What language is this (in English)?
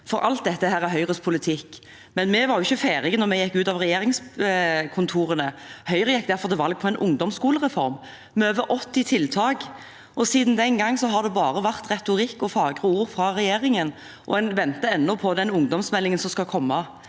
Norwegian